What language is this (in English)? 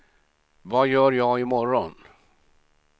Swedish